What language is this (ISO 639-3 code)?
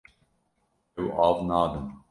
kur